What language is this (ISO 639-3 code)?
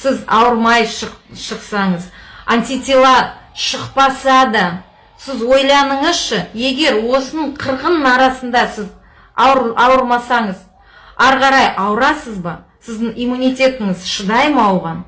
kaz